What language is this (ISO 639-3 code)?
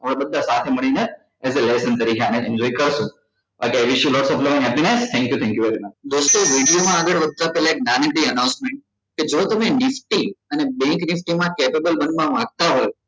guj